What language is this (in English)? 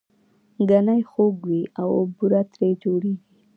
Pashto